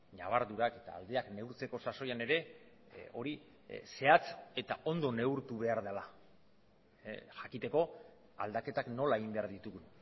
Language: Basque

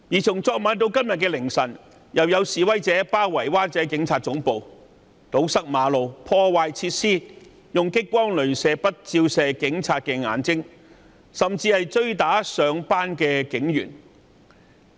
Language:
Cantonese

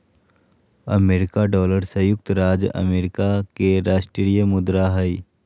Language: Magahi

